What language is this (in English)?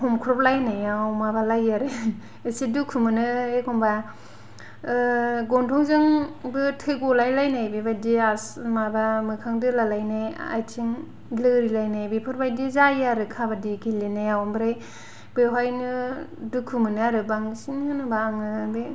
Bodo